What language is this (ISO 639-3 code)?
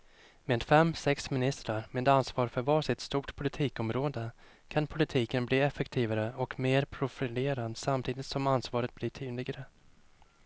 swe